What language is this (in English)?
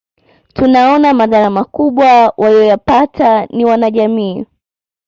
Swahili